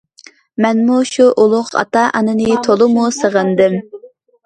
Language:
Uyghur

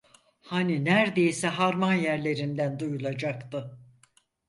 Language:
Turkish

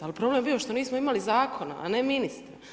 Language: Croatian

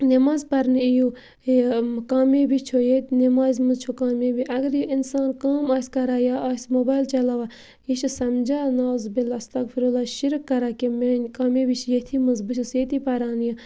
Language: Kashmiri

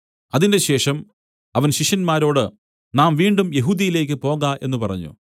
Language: Malayalam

